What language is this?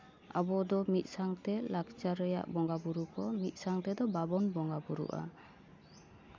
Santali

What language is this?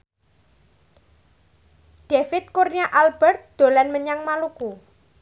Javanese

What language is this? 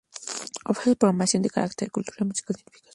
Spanish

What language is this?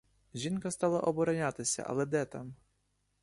Ukrainian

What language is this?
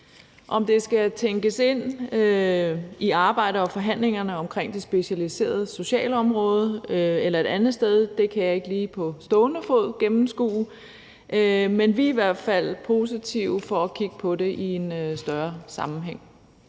Danish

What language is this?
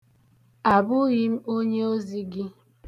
Igbo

